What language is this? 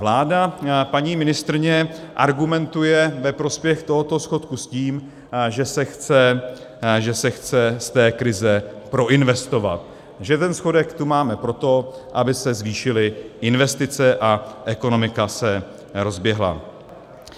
Czech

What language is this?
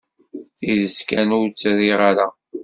Kabyle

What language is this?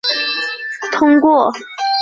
Chinese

